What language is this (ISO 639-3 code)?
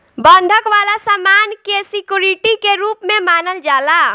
bho